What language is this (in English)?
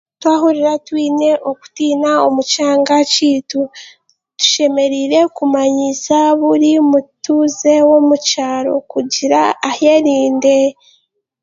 Chiga